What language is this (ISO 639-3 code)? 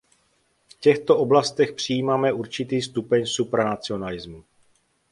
ces